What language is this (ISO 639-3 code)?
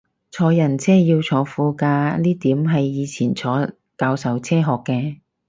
yue